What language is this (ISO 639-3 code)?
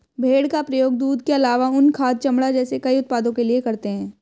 hin